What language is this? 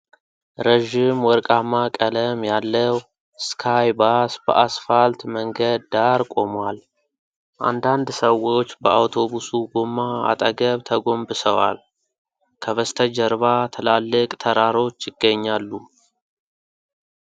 Amharic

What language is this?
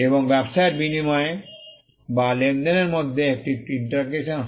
Bangla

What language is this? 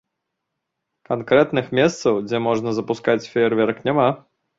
Belarusian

